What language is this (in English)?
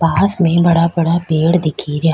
Rajasthani